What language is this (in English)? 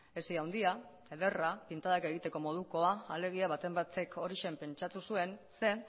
Basque